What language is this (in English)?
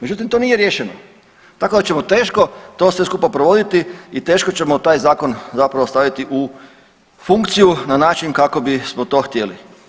Croatian